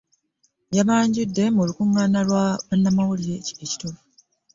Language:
Ganda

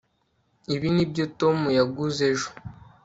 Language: Kinyarwanda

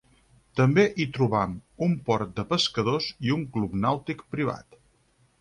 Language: Catalan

